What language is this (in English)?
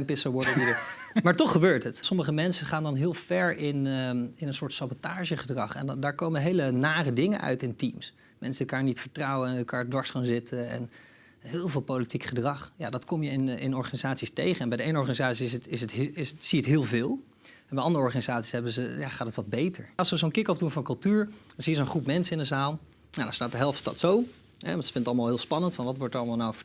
Dutch